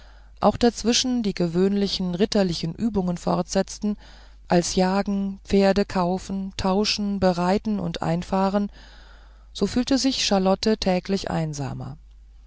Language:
German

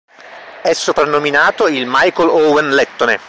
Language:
Italian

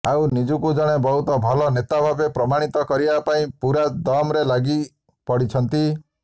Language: Odia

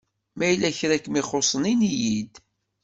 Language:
Kabyle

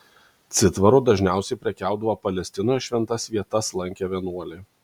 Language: Lithuanian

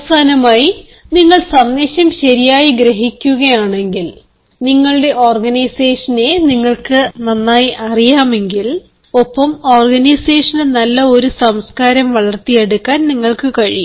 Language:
Malayalam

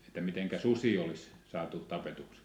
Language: Finnish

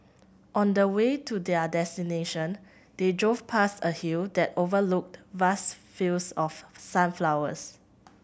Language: English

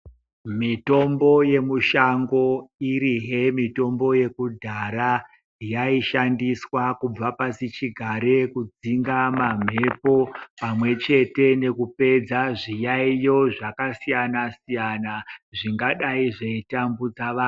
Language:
Ndau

